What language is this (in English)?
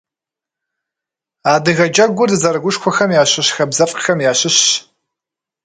Kabardian